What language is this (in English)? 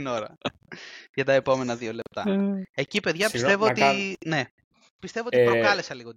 Greek